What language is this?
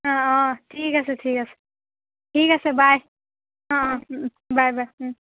Assamese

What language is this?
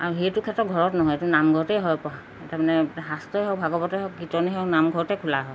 Assamese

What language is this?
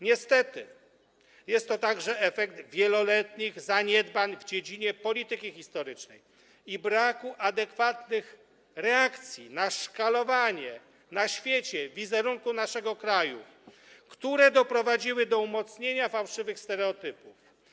Polish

